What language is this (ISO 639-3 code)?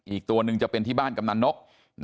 tha